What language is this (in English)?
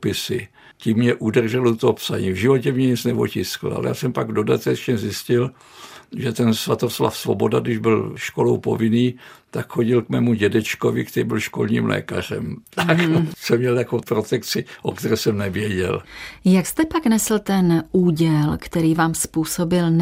Czech